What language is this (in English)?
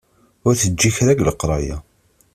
Kabyle